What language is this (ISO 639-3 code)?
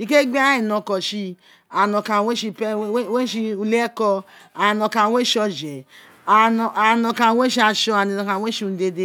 its